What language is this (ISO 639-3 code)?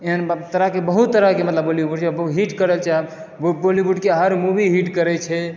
mai